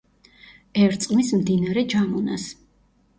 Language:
Georgian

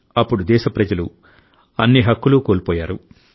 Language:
Telugu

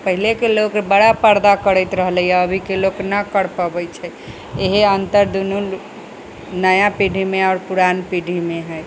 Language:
Maithili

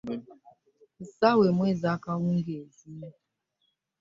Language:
Ganda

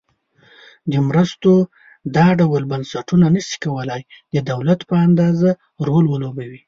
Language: Pashto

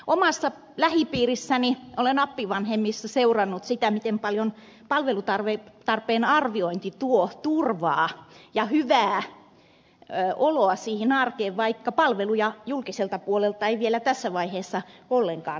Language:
Finnish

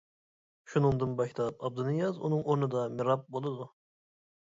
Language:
Uyghur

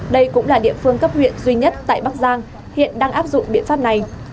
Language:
Vietnamese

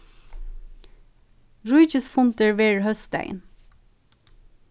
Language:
Faroese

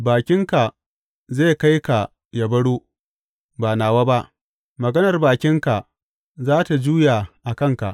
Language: Hausa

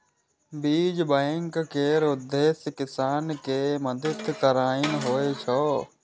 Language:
Maithili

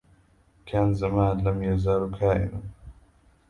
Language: Arabic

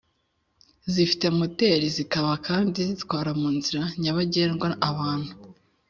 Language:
Kinyarwanda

